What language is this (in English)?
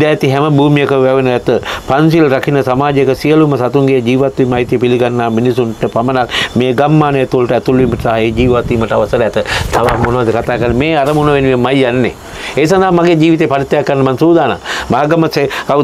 Indonesian